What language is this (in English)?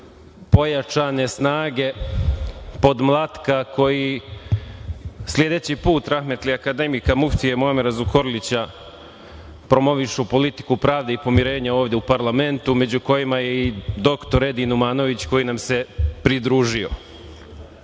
Serbian